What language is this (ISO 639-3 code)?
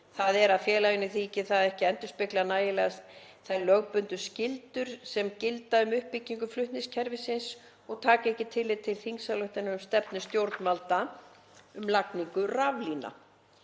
isl